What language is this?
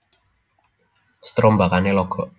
Javanese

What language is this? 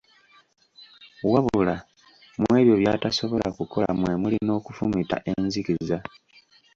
Ganda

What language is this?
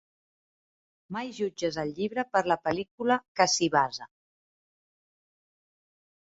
Catalan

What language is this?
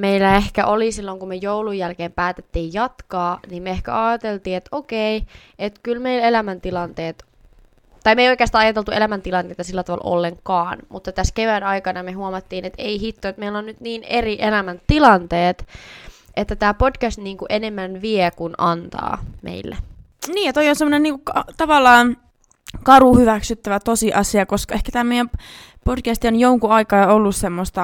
Finnish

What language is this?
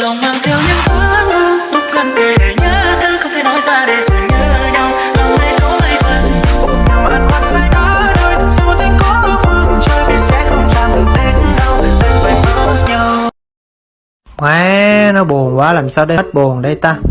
Vietnamese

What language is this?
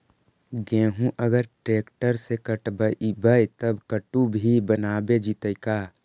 Magahi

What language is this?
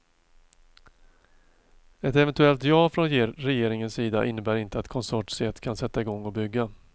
Swedish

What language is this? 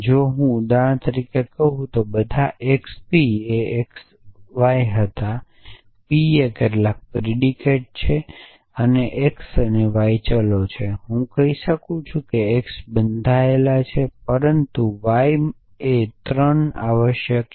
Gujarati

